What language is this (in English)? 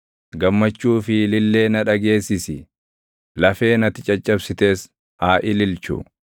Oromo